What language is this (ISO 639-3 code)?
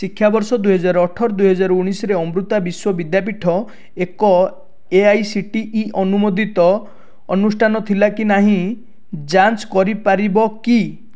ori